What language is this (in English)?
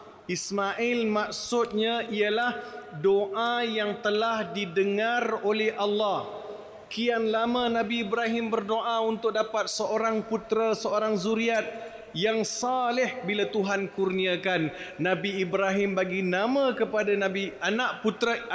Malay